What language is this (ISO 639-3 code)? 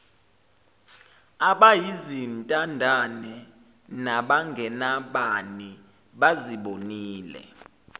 zul